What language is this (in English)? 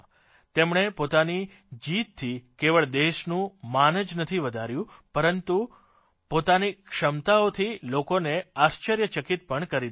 Gujarati